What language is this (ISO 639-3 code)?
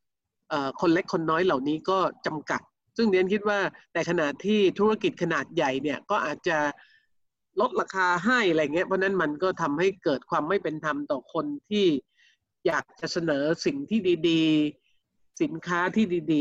tha